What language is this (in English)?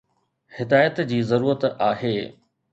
Sindhi